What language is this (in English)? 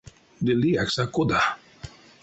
Erzya